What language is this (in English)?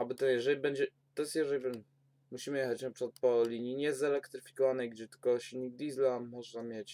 Polish